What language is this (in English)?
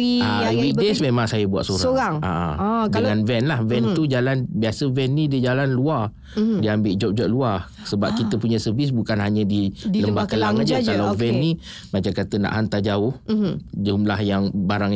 Malay